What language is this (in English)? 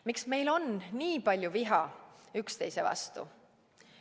Estonian